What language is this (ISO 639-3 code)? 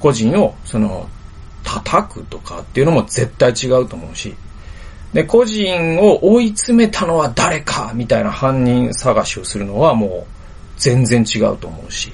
jpn